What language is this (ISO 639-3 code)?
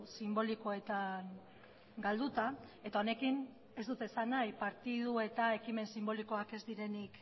eus